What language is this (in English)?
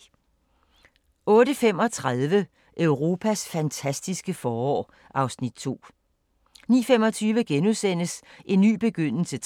Danish